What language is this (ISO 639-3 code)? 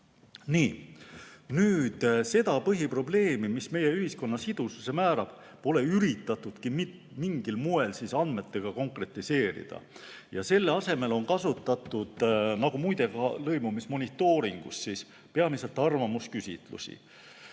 est